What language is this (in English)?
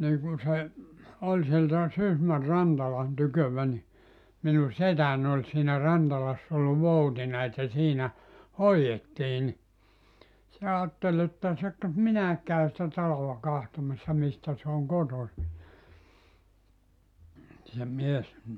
Finnish